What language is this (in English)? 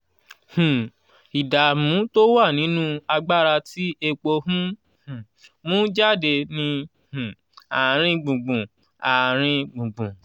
Yoruba